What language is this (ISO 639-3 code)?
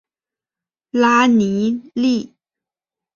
zho